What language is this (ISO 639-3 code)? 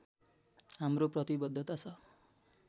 nep